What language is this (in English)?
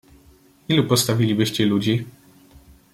Polish